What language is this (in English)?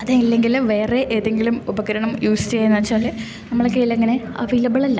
Malayalam